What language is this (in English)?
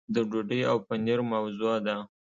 Pashto